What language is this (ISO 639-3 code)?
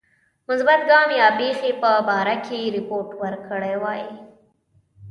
pus